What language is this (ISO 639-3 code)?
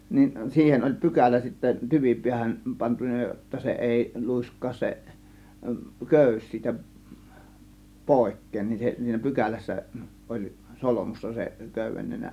fin